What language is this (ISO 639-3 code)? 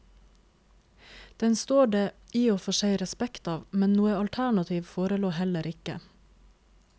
nor